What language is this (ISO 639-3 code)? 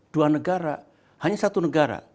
ind